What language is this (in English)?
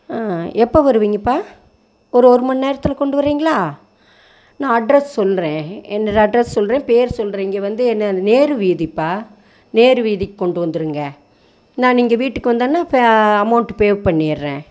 Tamil